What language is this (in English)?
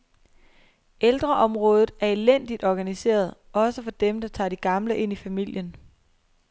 Danish